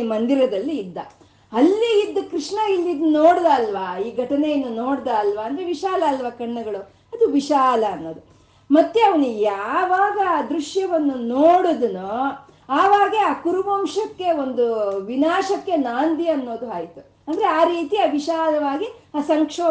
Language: Kannada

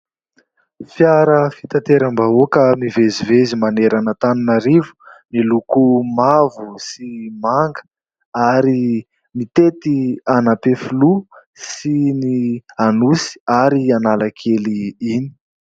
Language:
Malagasy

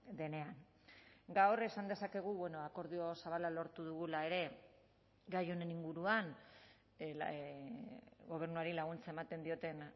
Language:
Basque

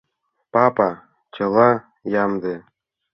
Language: Mari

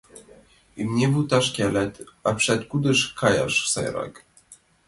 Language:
Mari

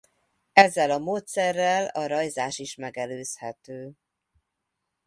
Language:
Hungarian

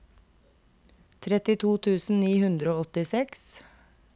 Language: Norwegian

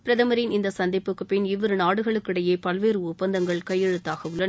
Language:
Tamil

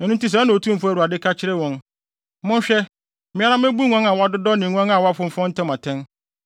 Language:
Akan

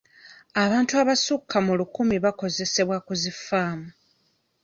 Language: Ganda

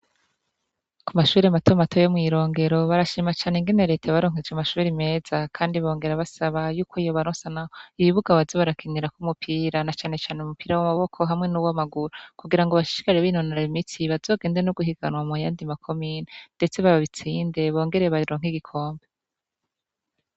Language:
Rundi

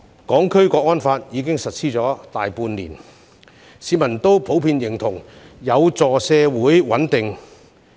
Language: Cantonese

